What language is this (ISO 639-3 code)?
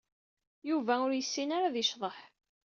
kab